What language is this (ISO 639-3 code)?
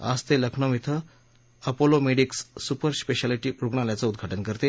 mar